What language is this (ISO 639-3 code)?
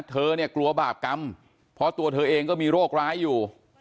tha